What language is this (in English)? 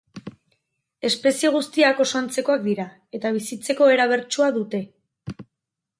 Basque